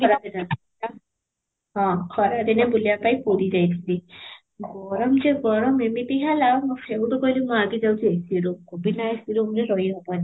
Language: Odia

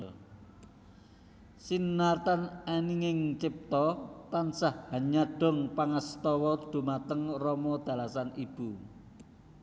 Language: Javanese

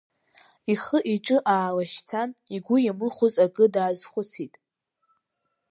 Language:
Abkhazian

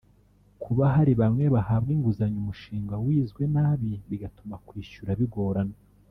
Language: Kinyarwanda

